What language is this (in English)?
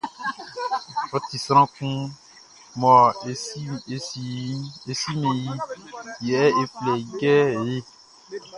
Baoulé